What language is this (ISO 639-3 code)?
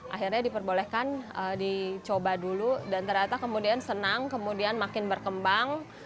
ind